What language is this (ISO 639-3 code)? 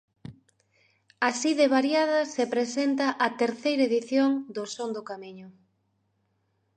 glg